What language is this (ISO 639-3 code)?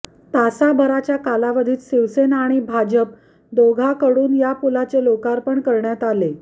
mar